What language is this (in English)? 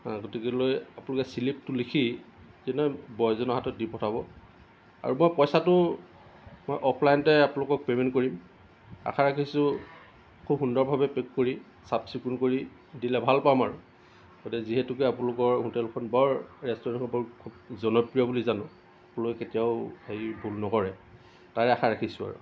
Assamese